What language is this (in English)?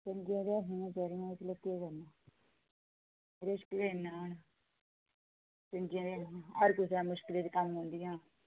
Dogri